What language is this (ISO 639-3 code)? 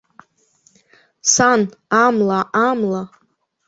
abk